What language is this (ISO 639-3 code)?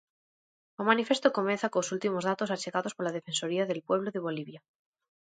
glg